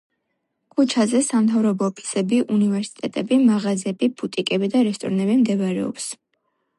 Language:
Georgian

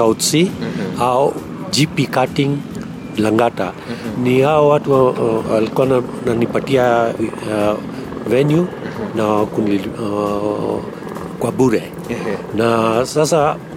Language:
Swahili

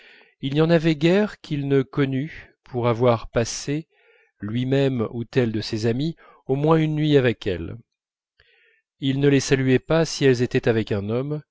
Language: French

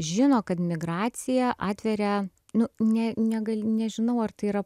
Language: Lithuanian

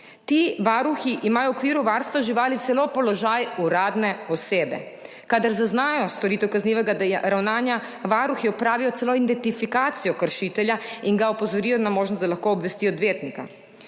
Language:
Slovenian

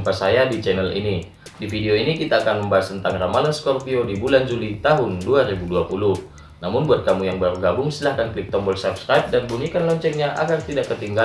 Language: Indonesian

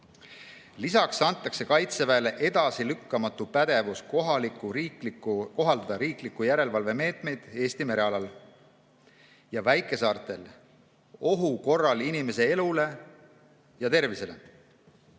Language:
Estonian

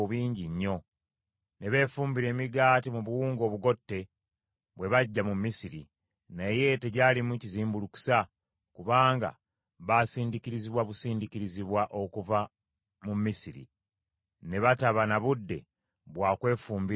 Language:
Ganda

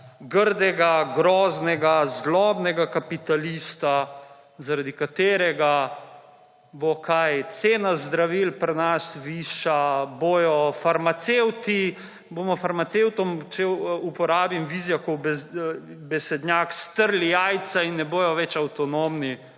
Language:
Slovenian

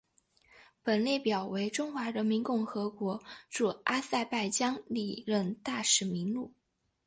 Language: Chinese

